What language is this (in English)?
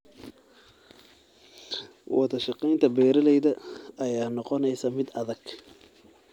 Somali